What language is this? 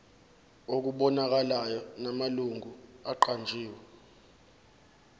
Zulu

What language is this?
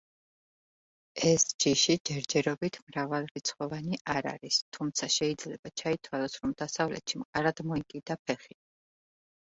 Georgian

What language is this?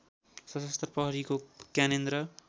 Nepali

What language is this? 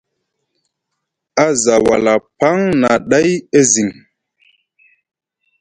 Musgu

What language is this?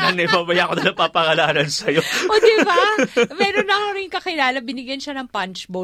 Filipino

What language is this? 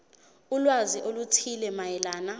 Zulu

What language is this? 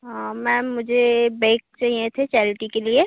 Hindi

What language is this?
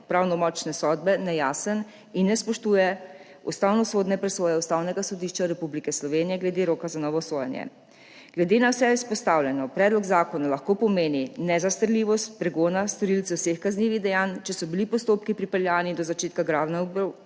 Slovenian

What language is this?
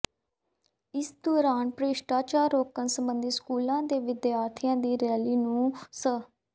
Punjabi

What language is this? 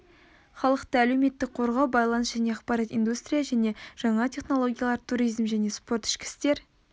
Kazakh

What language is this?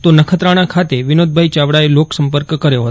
Gujarati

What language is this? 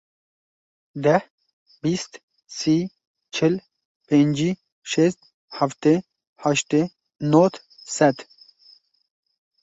Kurdish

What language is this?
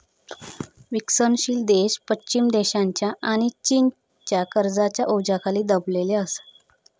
Marathi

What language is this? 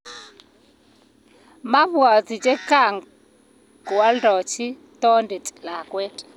Kalenjin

